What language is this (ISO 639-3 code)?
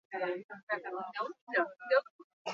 eus